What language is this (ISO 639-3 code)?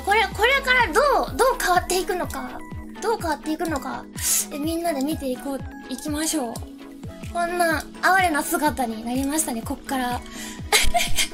jpn